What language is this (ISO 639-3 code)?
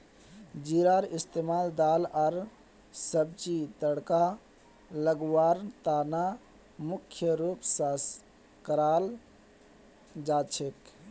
mag